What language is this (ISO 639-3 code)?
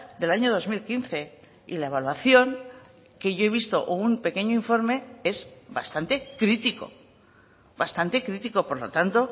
spa